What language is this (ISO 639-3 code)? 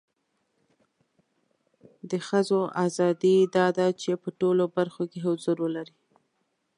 pus